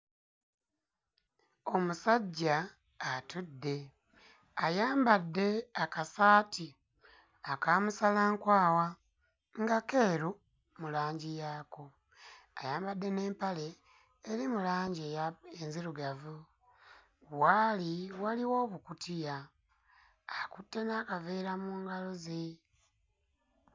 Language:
Ganda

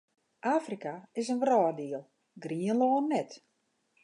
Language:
Western Frisian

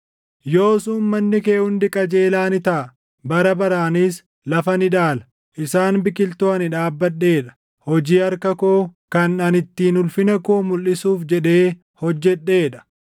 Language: Oromo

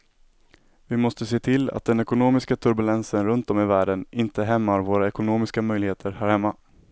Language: Swedish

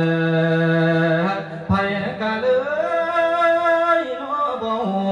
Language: Thai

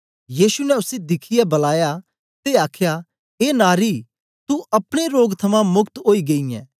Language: Dogri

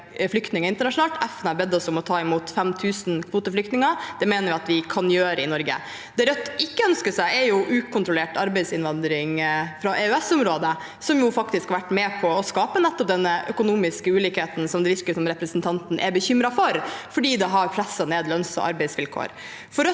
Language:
Norwegian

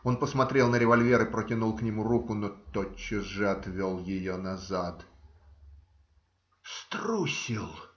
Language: Russian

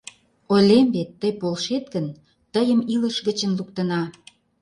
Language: Mari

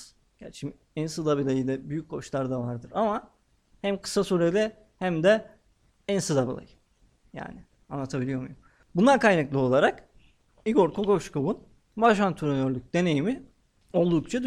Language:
Turkish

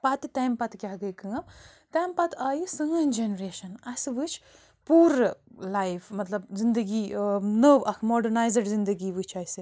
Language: Kashmiri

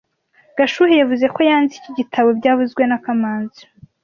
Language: Kinyarwanda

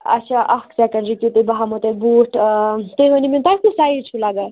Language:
Kashmiri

